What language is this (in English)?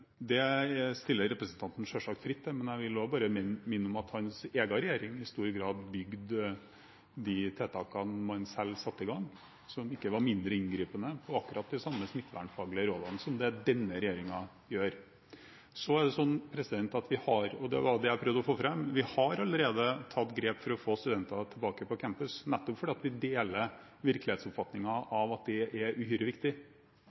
Norwegian Bokmål